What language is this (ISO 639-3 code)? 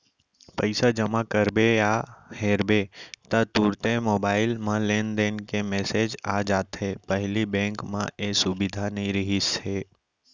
hne